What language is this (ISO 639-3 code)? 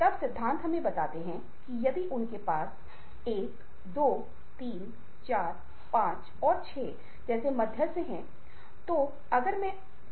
hin